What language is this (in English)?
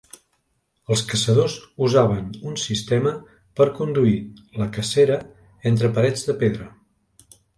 Catalan